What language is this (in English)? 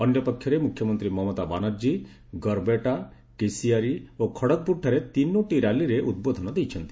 Odia